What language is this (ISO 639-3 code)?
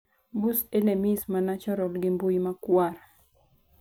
luo